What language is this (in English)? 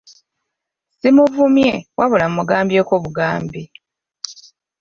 Ganda